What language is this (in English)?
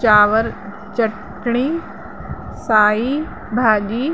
Sindhi